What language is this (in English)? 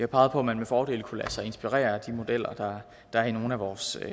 Danish